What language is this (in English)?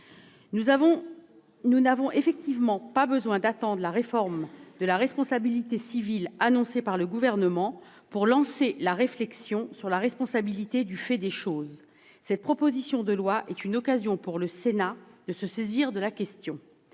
French